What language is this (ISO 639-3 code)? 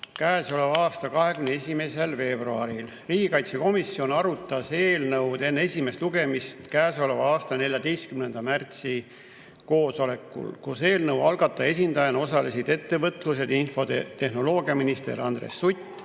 est